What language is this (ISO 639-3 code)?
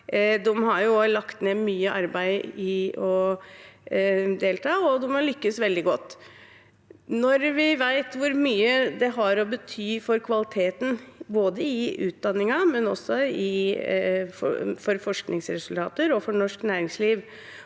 nor